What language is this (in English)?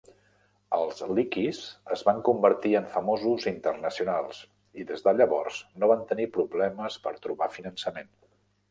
Catalan